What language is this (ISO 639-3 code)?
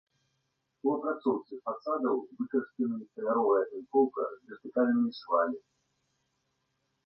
bel